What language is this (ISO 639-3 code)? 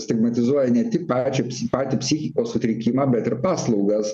lit